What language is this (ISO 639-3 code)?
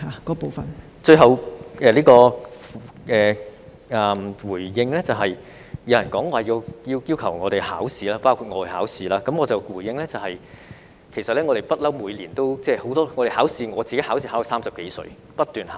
yue